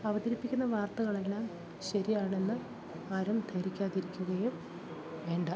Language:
Malayalam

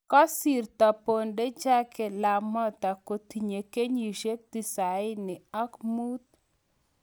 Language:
Kalenjin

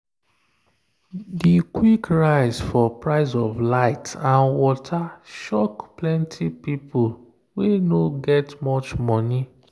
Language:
Nigerian Pidgin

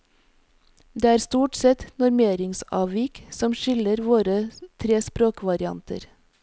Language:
Norwegian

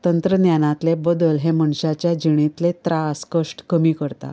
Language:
Konkani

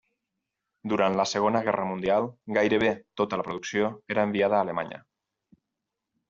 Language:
Catalan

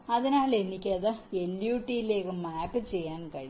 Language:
Malayalam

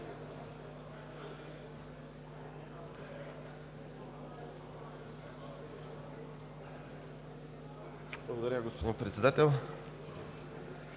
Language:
Bulgarian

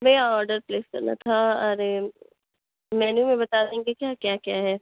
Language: Urdu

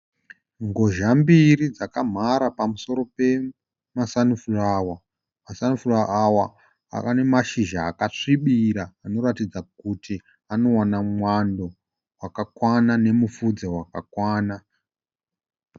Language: Shona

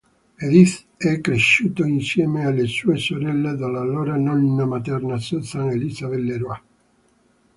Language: Italian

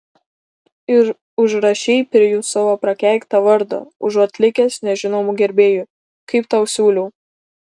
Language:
Lithuanian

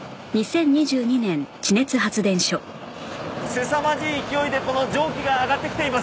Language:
Japanese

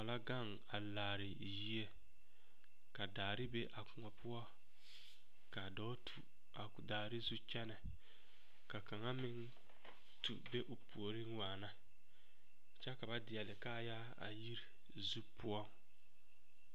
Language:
Southern Dagaare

